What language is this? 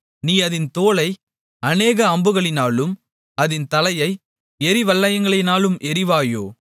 Tamil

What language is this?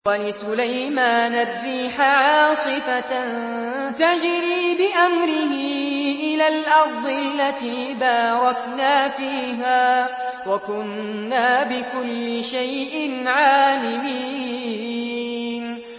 Arabic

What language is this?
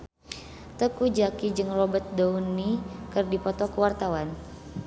Sundanese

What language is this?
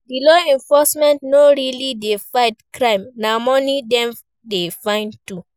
Nigerian Pidgin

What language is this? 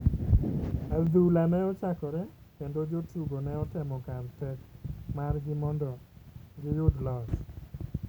Luo (Kenya and Tanzania)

